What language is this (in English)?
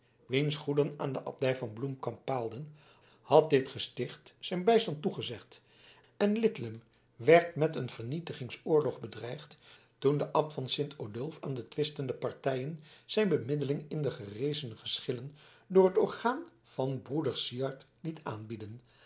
Dutch